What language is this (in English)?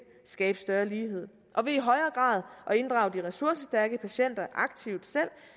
Danish